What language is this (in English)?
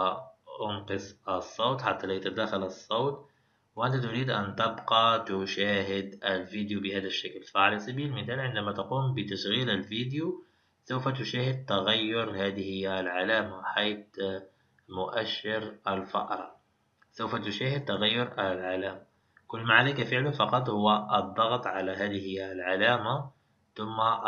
Arabic